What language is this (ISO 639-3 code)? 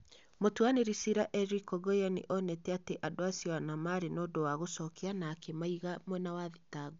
kik